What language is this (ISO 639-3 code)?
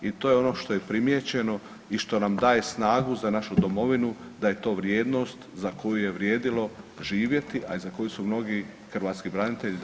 hrv